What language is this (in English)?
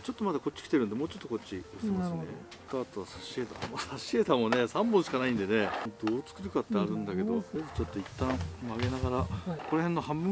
Japanese